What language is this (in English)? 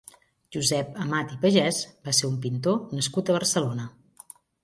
Catalan